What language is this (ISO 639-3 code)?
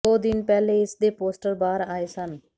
pan